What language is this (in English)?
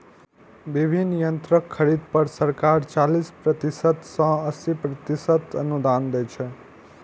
Maithili